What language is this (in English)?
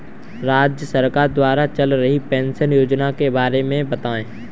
Hindi